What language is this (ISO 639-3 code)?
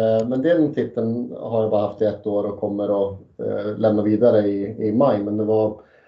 swe